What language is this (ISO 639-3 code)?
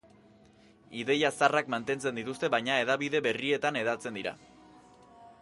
eus